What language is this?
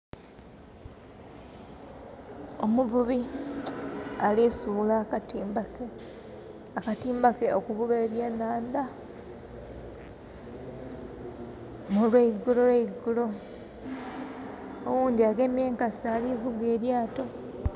Soga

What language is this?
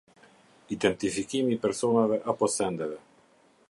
Albanian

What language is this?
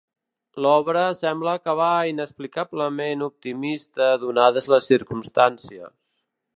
Catalan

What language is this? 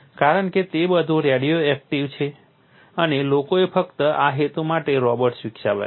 Gujarati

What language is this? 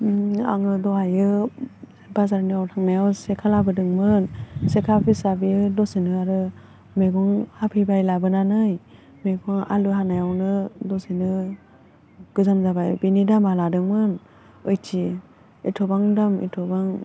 Bodo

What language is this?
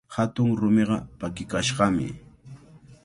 Cajatambo North Lima Quechua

